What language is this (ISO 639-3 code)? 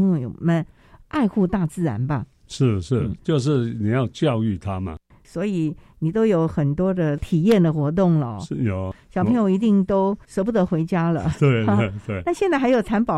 zho